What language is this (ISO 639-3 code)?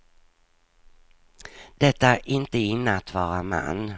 swe